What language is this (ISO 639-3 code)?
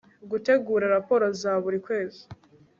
kin